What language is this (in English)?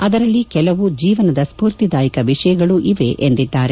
Kannada